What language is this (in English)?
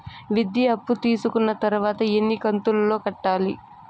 Telugu